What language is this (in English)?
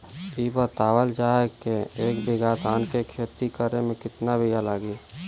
Bhojpuri